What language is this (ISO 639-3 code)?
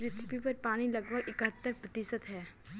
hin